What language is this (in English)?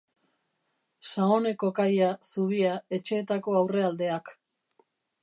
Basque